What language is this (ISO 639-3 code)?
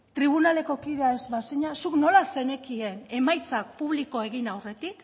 eus